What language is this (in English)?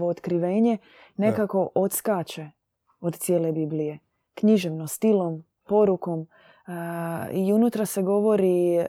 Croatian